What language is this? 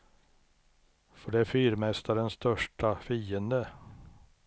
Swedish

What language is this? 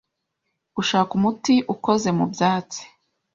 Kinyarwanda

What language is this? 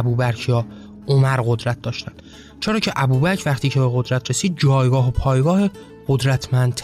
Persian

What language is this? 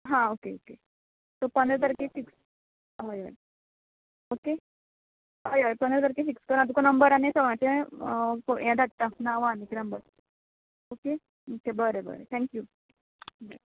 Konkani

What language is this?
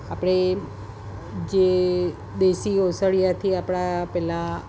Gujarati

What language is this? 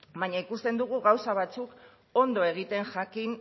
Basque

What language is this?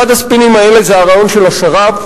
Hebrew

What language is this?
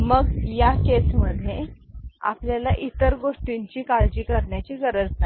Marathi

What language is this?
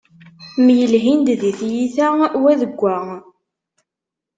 Kabyle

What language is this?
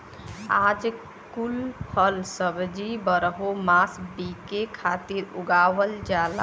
Bhojpuri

